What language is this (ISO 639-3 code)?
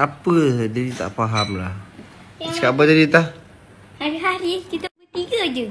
msa